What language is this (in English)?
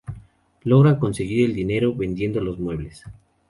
Spanish